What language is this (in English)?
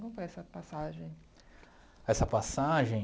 Portuguese